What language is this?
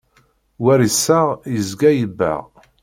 Kabyle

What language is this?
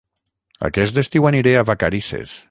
Catalan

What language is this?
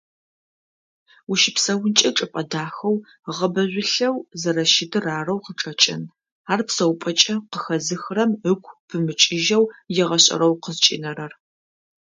Adyghe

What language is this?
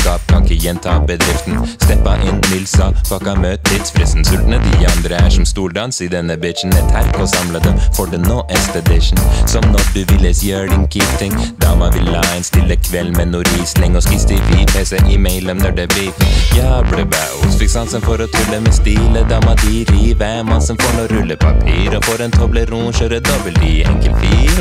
Norwegian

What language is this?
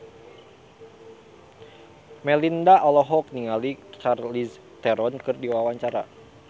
Sundanese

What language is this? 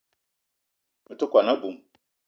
Eton (Cameroon)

